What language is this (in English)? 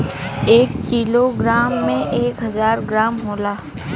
Bhojpuri